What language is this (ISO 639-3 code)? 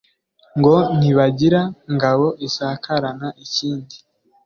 kin